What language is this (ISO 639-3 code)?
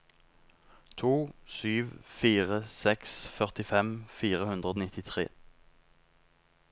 nor